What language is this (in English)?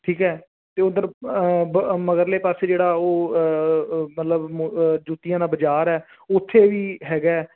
Punjabi